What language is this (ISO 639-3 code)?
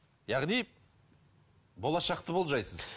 kaz